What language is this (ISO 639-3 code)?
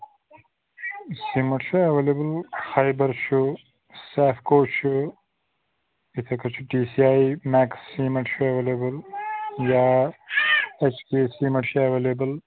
kas